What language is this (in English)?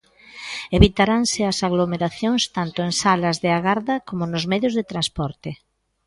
Galician